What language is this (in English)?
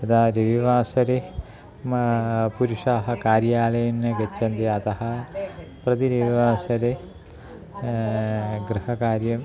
Sanskrit